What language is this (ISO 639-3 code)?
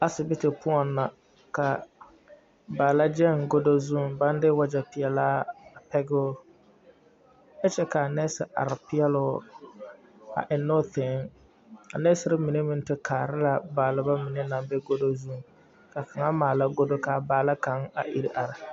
dga